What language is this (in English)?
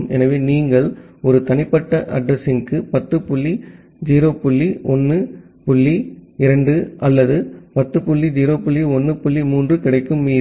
Tamil